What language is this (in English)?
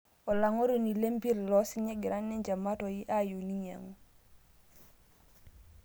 Masai